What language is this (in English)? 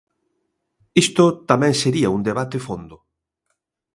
Galician